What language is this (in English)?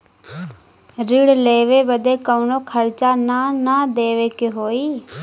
Bhojpuri